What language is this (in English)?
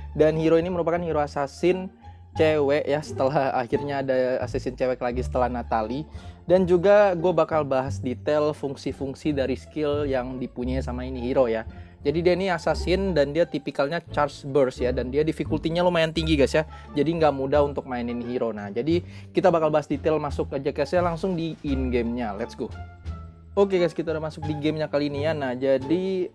Indonesian